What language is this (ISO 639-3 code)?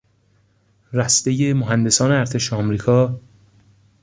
fas